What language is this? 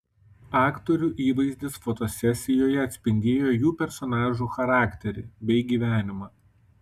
Lithuanian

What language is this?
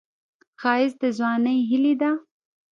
Pashto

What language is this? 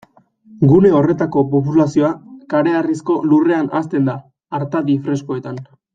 Basque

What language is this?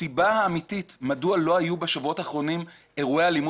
Hebrew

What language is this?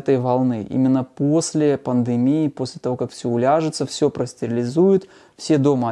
Russian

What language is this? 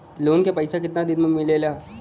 Bhojpuri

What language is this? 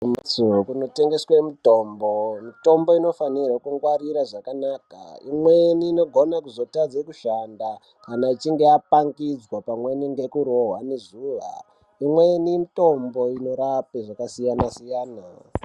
Ndau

